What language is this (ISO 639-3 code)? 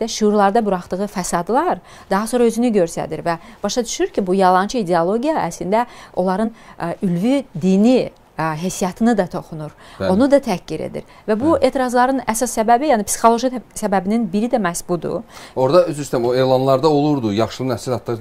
tur